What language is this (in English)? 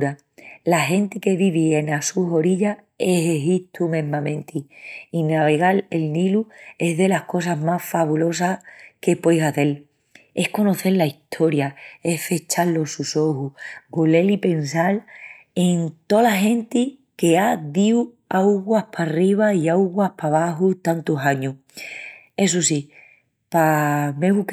Extremaduran